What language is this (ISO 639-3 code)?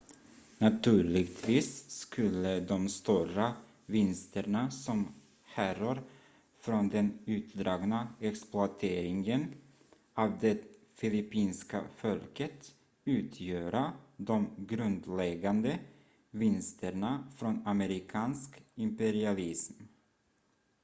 swe